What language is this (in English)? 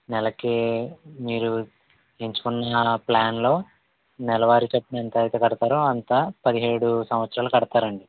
Telugu